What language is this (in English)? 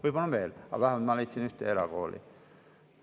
Estonian